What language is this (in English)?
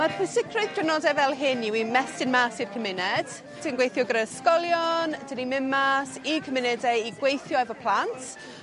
Welsh